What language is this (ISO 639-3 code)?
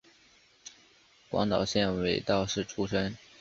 zho